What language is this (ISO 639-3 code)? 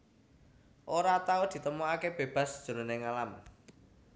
jav